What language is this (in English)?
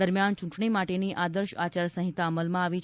Gujarati